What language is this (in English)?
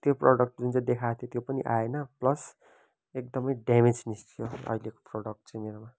Nepali